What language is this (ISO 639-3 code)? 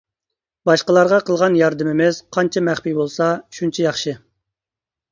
uig